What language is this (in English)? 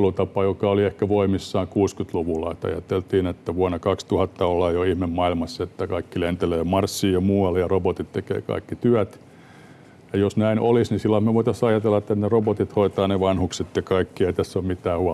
Finnish